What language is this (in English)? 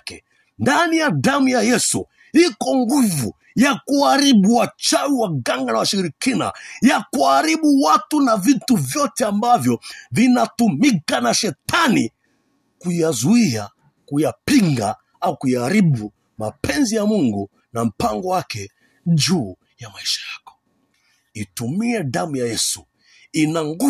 Swahili